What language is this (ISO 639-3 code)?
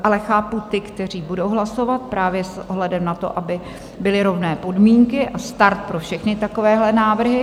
ces